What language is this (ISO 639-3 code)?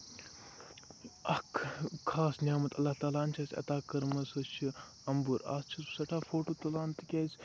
kas